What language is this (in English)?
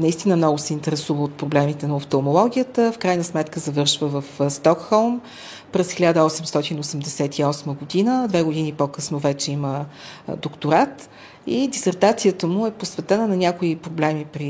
Bulgarian